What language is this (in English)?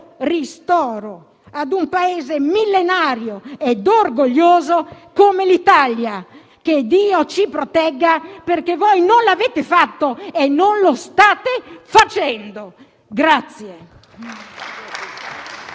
Italian